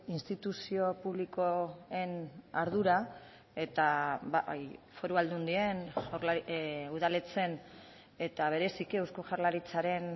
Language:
Basque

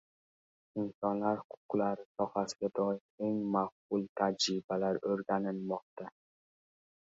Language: Uzbek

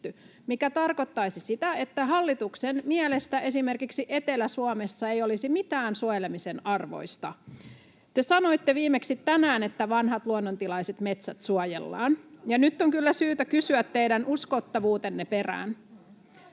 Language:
Finnish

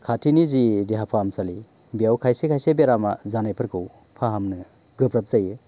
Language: Bodo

